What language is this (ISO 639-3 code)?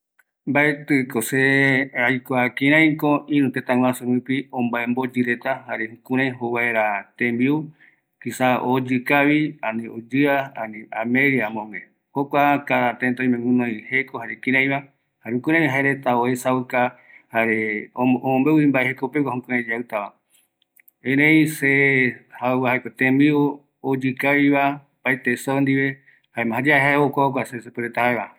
gui